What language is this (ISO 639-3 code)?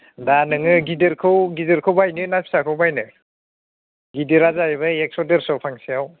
brx